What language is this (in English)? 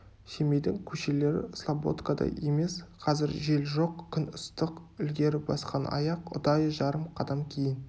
Kazakh